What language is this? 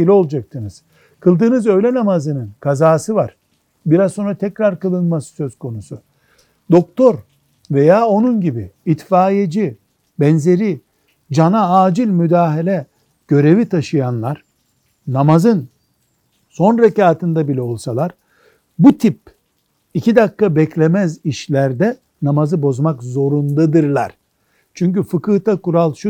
Turkish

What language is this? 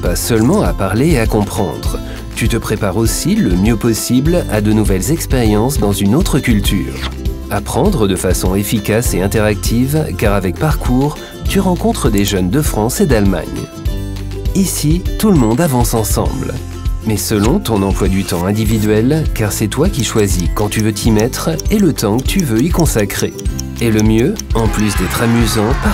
French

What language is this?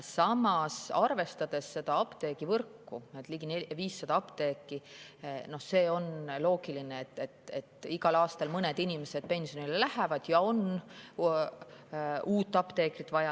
Estonian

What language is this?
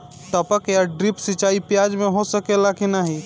Bhojpuri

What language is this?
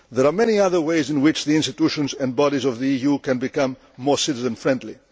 English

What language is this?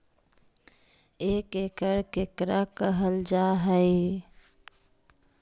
Magahi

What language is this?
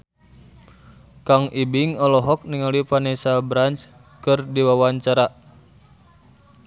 Sundanese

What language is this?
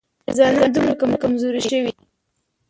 Pashto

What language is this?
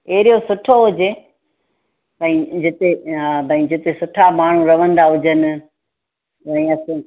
Sindhi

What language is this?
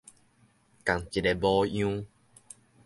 Min Nan Chinese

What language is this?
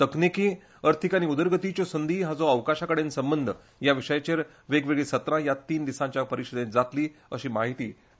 Konkani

